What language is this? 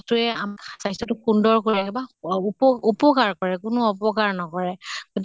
Assamese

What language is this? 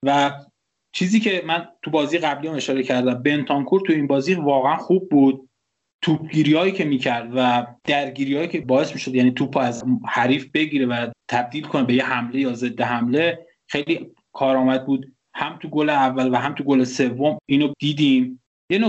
Persian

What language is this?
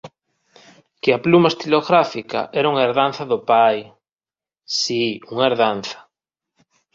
Galician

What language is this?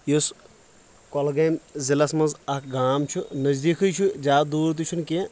Kashmiri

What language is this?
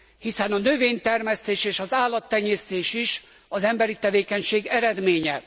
Hungarian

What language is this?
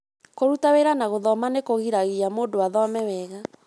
Kikuyu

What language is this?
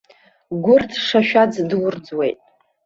Abkhazian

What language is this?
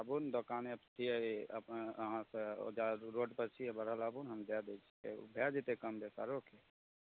Maithili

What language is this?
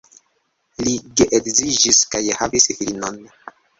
Esperanto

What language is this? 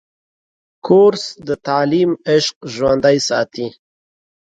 Pashto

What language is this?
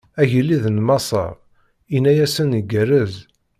Kabyle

